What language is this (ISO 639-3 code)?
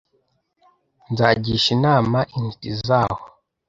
kin